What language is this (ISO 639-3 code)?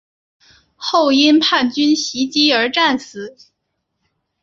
zho